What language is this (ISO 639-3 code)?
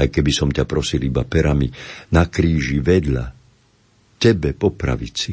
slk